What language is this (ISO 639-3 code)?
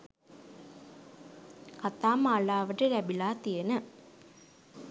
sin